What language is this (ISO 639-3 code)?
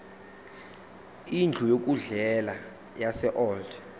zul